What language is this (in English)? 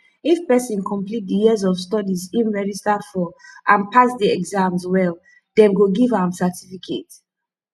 Nigerian Pidgin